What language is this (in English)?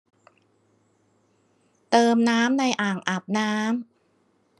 Thai